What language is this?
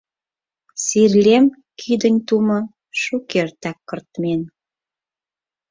Mari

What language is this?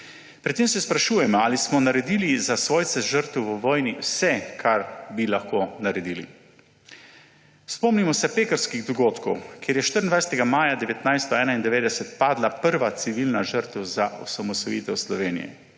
Slovenian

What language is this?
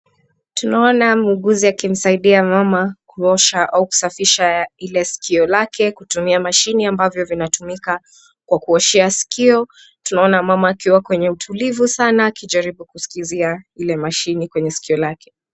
Swahili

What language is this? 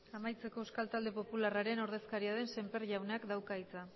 Basque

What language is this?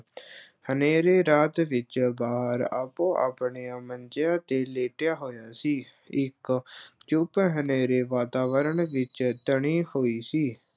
Punjabi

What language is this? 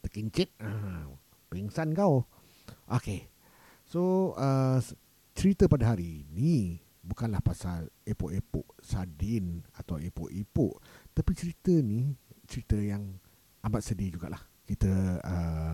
Malay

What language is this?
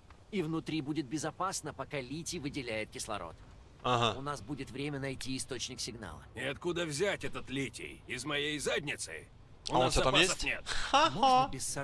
Russian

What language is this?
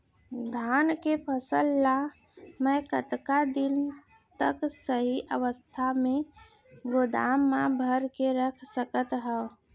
Chhattisgarhi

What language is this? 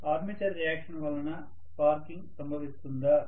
Telugu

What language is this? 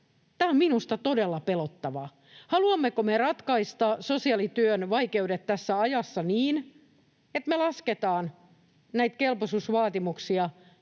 Finnish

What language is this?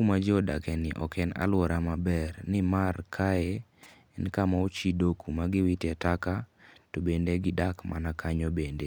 Luo (Kenya and Tanzania)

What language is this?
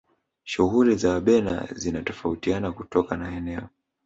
Swahili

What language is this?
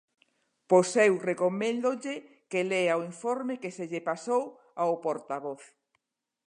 Galician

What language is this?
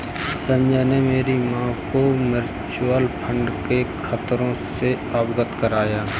Hindi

